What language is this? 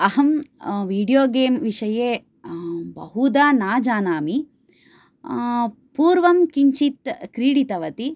Sanskrit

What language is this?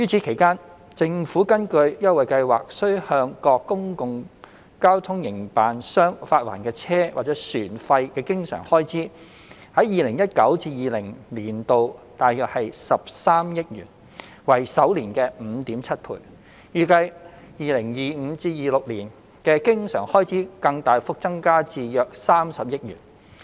Cantonese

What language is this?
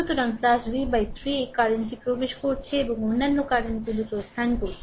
Bangla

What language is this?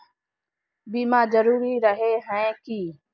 Magahi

